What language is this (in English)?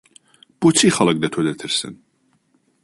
Central Kurdish